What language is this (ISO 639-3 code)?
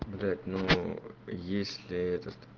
rus